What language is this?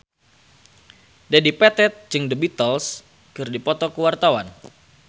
Sundanese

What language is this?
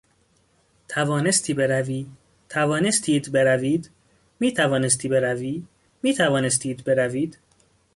Persian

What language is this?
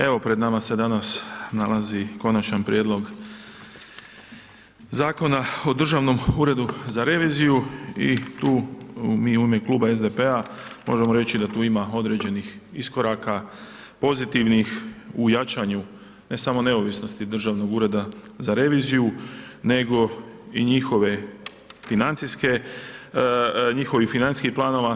Croatian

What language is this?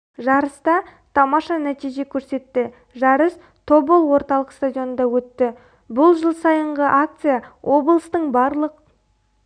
Kazakh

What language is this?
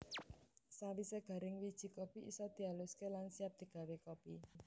Javanese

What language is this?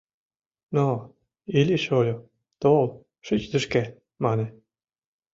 Mari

